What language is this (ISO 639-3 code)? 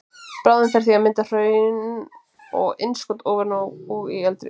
isl